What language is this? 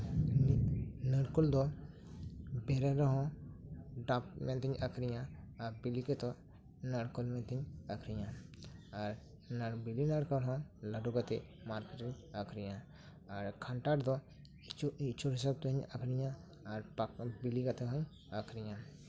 Santali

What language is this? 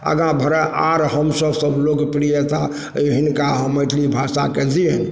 Maithili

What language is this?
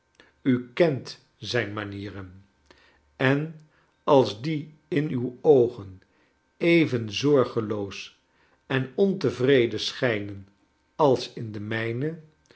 Dutch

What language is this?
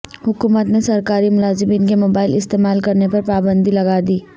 Urdu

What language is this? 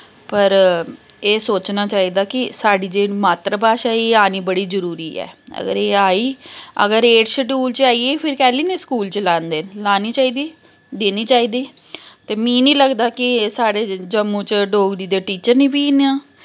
Dogri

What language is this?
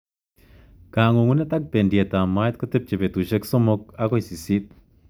Kalenjin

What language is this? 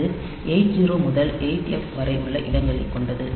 Tamil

